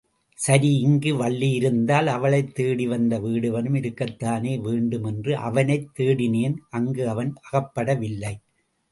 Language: Tamil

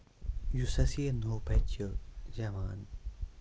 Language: Kashmiri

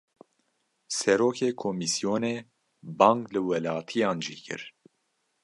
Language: Kurdish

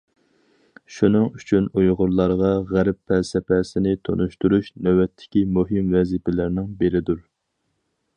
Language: Uyghur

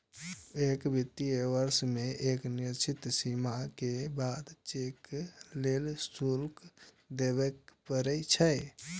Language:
Maithili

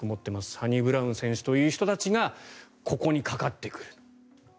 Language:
Japanese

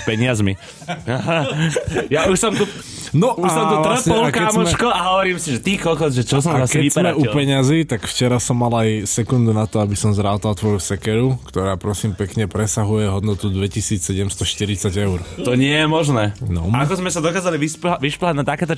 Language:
Slovak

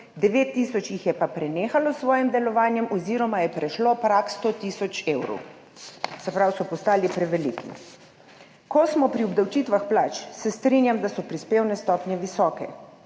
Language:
Slovenian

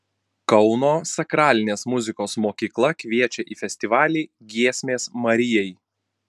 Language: Lithuanian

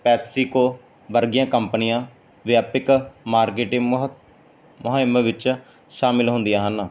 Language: Punjabi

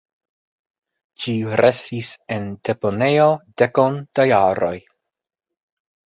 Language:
Esperanto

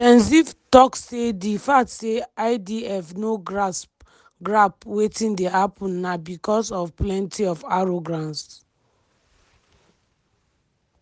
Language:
Nigerian Pidgin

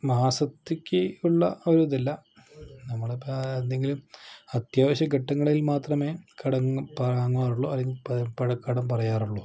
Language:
Malayalam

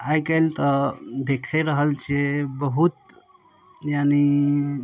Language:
Maithili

